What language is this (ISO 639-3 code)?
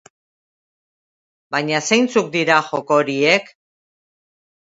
eus